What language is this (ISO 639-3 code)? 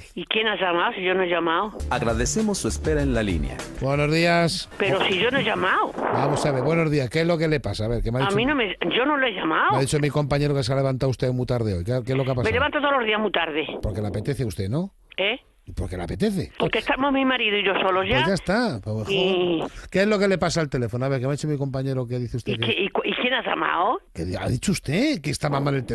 spa